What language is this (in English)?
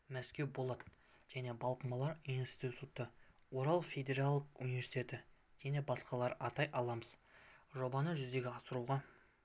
Kazakh